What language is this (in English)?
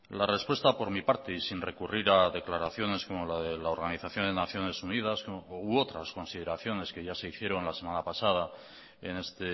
Spanish